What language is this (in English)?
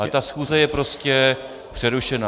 Czech